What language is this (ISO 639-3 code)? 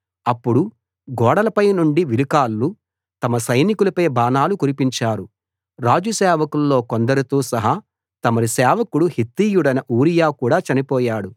tel